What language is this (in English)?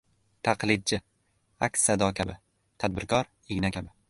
Uzbek